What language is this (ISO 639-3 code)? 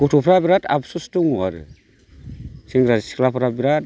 brx